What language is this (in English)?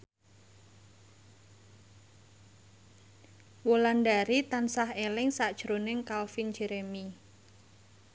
Javanese